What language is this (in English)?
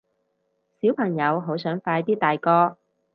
Cantonese